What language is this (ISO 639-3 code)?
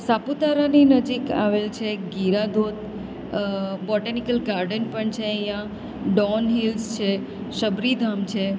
guj